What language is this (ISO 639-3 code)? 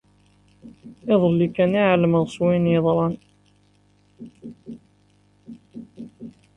kab